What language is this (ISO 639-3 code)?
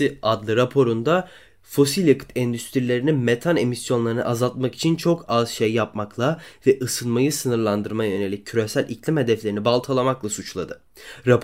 tur